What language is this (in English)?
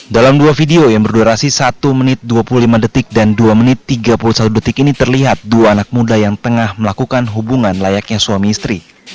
Indonesian